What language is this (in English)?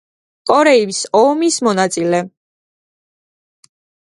Georgian